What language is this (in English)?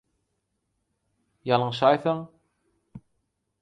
Turkmen